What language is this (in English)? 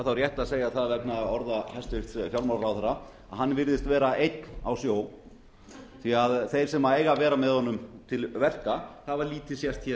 Icelandic